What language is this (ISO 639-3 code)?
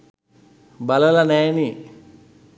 sin